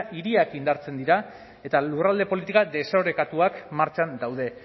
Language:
Basque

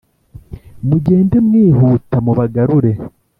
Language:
Kinyarwanda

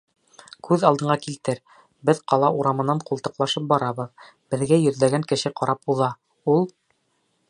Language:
Bashkir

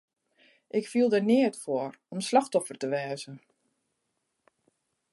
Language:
Western Frisian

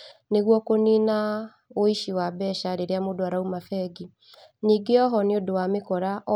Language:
Kikuyu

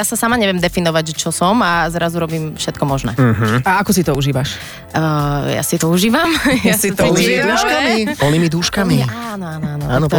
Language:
Slovak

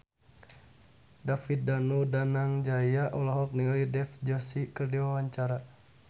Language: Sundanese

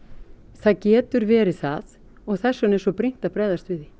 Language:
Icelandic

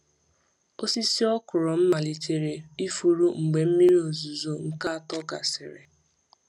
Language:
Igbo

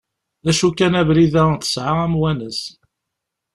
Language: Kabyle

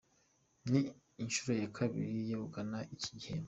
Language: Kinyarwanda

